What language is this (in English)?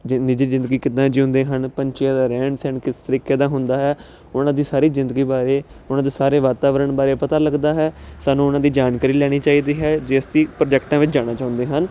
Punjabi